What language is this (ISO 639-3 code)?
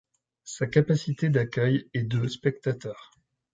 fra